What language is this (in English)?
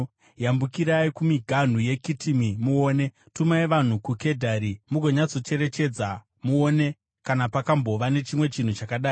Shona